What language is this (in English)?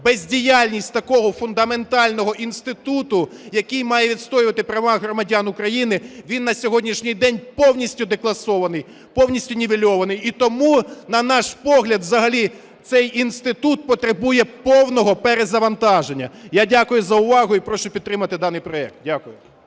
Ukrainian